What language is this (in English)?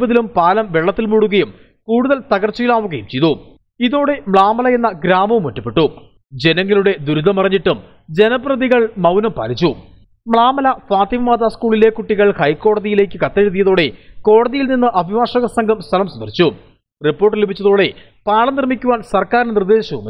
Arabic